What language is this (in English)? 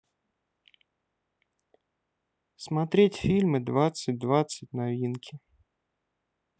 Russian